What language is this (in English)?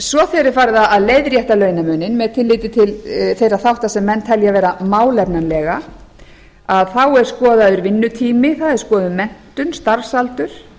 Icelandic